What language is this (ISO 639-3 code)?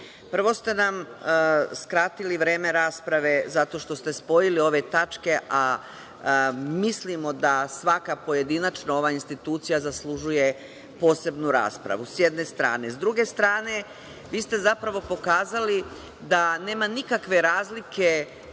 srp